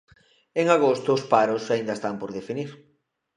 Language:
Galician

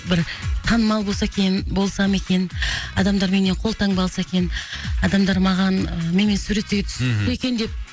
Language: Kazakh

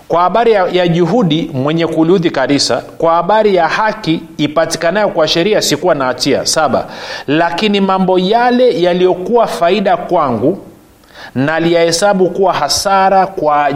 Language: Swahili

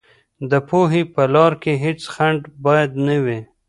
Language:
Pashto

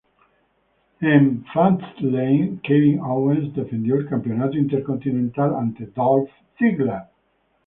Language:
Spanish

